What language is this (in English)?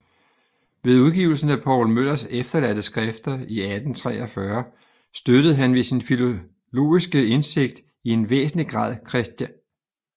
Danish